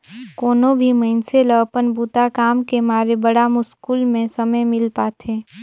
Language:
Chhattisgarhi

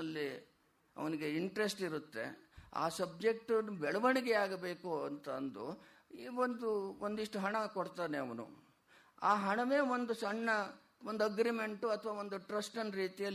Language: Kannada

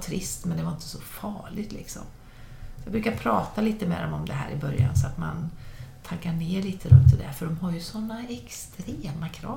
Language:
Swedish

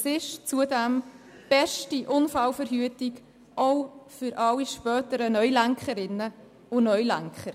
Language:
Swiss German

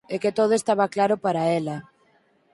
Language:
Galician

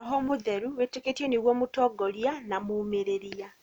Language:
Kikuyu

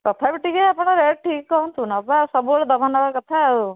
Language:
Odia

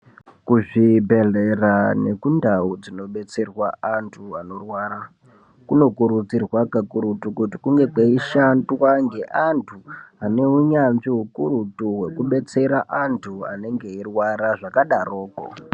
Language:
Ndau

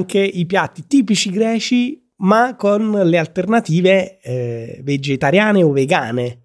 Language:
Italian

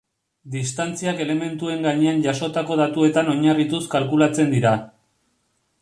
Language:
Basque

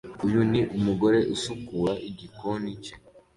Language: Kinyarwanda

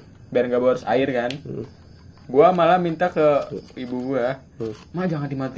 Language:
Indonesian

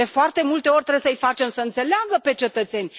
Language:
Romanian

